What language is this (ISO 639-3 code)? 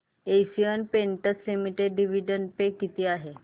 mar